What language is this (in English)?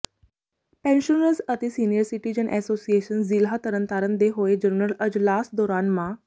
Punjabi